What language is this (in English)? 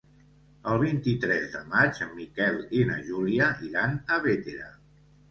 Catalan